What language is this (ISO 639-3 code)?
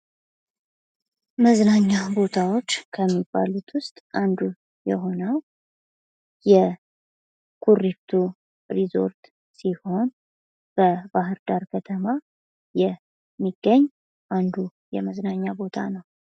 amh